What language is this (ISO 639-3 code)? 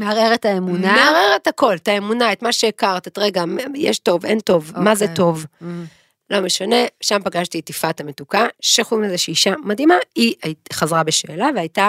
heb